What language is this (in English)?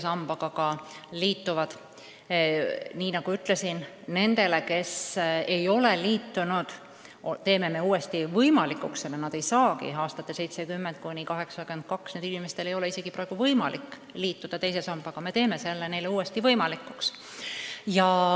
Estonian